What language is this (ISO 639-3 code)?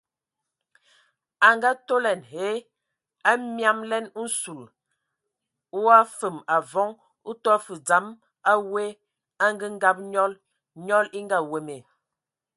ewo